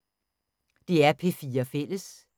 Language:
Danish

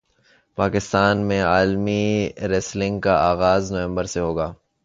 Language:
Urdu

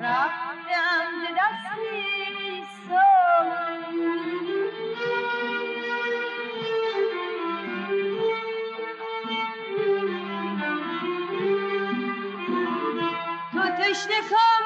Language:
Persian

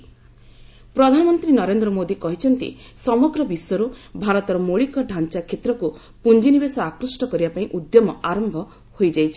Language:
Odia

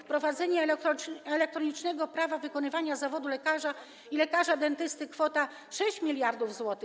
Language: Polish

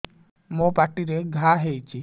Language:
Odia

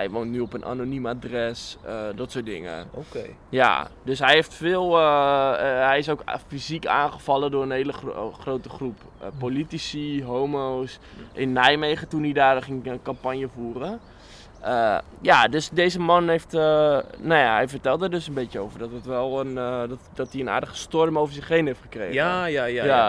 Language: Dutch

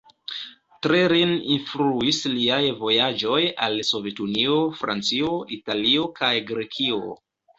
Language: Esperanto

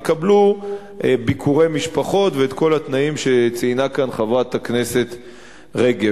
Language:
Hebrew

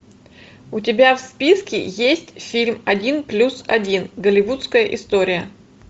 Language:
Russian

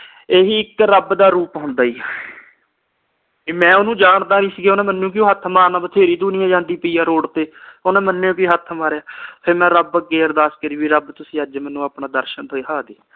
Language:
Punjabi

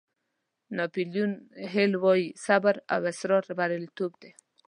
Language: Pashto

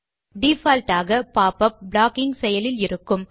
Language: Tamil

